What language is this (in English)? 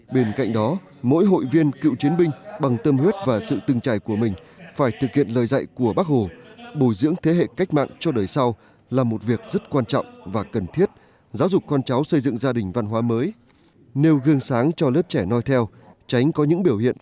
Vietnamese